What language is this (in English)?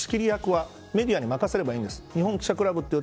Japanese